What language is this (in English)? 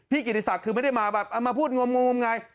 Thai